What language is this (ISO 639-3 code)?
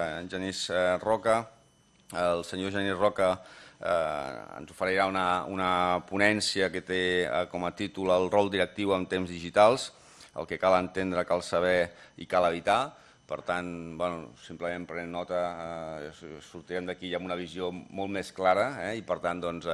cat